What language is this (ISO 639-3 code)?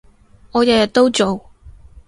yue